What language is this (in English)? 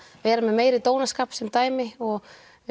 Icelandic